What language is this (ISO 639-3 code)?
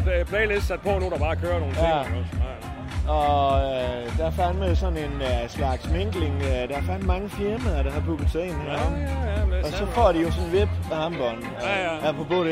dan